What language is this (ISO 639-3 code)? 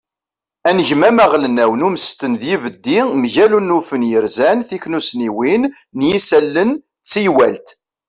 kab